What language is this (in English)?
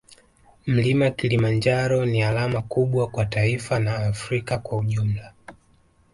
Swahili